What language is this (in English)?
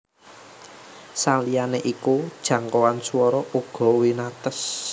Javanese